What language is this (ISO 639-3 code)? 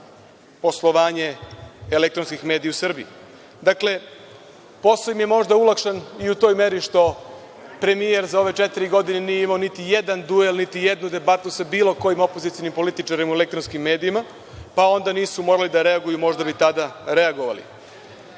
srp